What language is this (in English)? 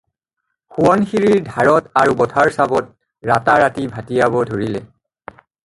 Assamese